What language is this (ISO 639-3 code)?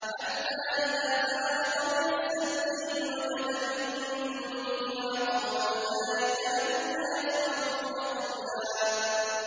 ara